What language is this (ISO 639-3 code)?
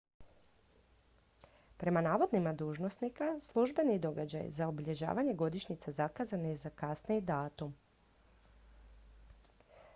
hrv